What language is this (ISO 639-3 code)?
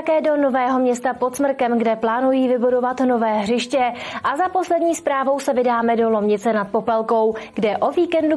ces